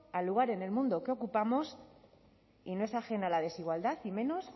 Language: Spanish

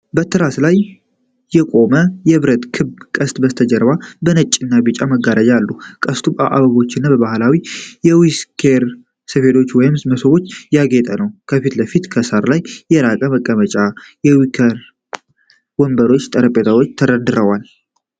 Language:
Amharic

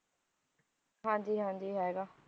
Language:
Punjabi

